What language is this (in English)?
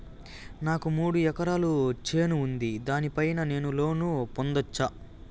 Telugu